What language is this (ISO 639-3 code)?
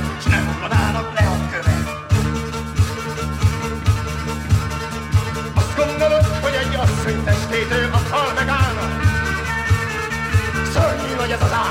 hun